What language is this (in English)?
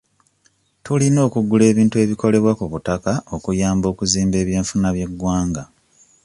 Ganda